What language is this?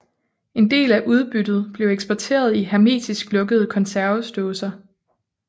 Danish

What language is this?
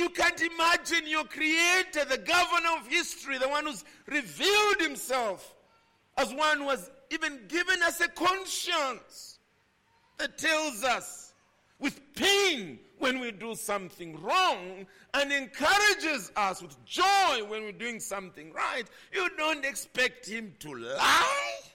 English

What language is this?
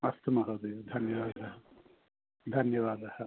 Sanskrit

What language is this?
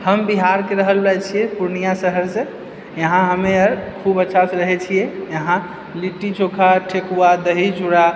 Maithili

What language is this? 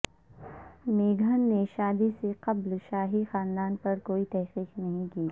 Urdu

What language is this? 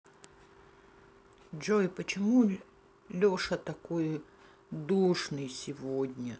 Russian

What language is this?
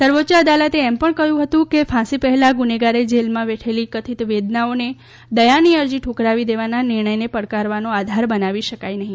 Gujarati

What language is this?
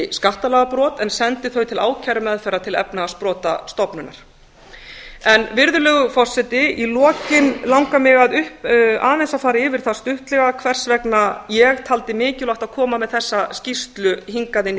Icelandic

